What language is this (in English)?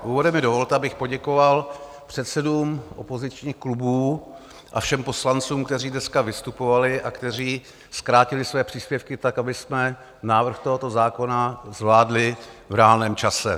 Czech